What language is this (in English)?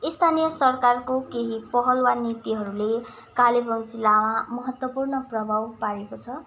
Nepali